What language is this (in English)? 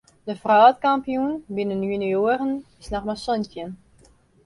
Western Frisian